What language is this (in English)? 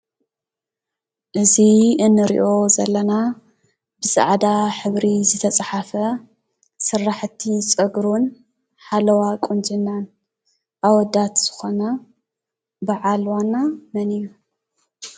Tigrinya